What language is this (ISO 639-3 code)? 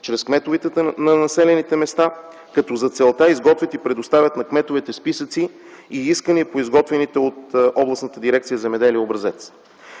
bul